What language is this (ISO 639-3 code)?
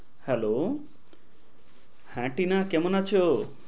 ben